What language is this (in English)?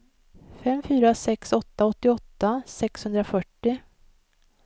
Swedish